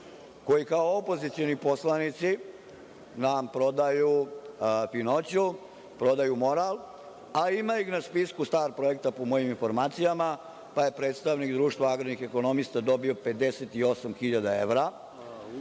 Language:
Serbian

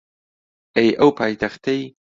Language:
Central Kurdish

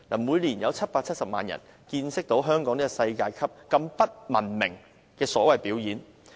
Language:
Cantonese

